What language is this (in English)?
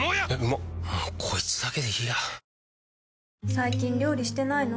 Japanese